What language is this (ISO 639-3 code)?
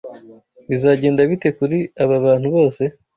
kin